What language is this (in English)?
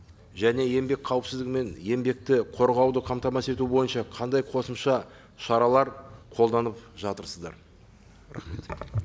Kazakh